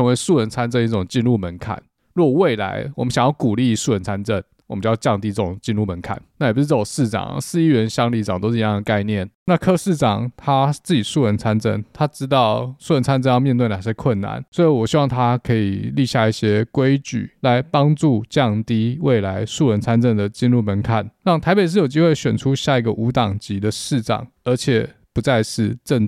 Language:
Chinese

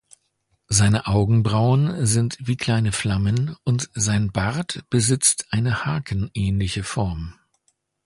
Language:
German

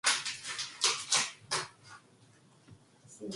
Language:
Korean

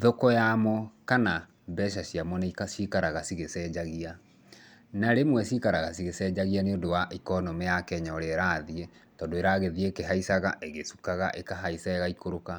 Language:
Kikuyu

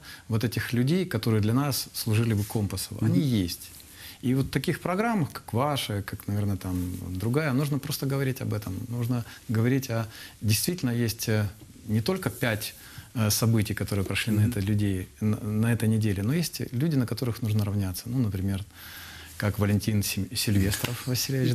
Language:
Russian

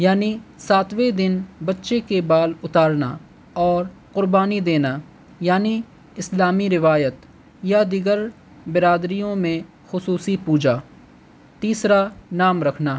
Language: Urdu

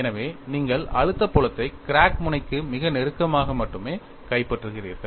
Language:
Tamil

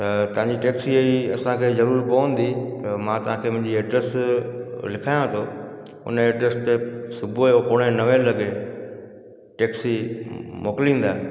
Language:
Sindhi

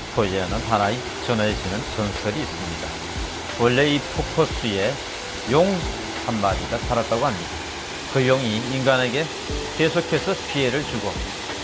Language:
Korean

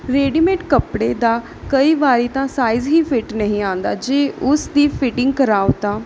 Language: Punjabi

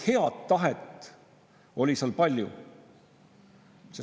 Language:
Estonian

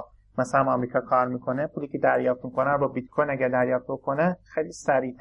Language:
Persian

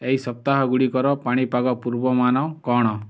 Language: Odia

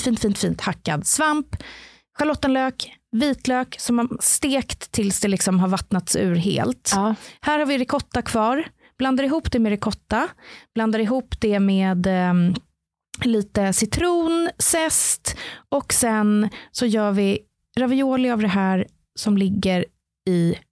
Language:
Swedish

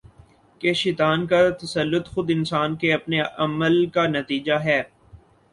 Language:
Urdu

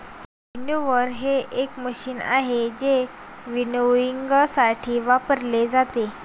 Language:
Marathi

